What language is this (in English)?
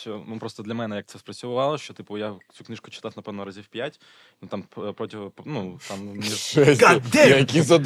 Ukrainian